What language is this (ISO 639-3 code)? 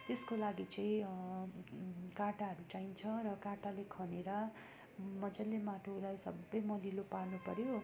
nep